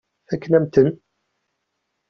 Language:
Kabyle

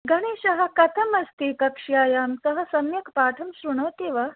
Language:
Sanskrit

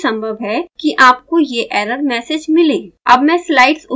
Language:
Hindi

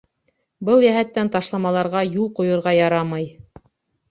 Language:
Bashkir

